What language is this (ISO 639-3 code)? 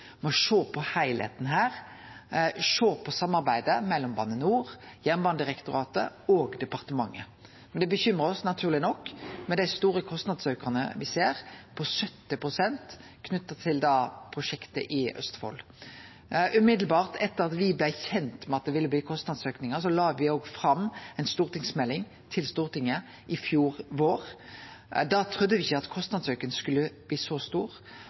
nno